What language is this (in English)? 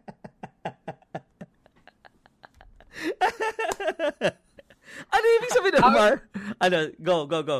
Filipino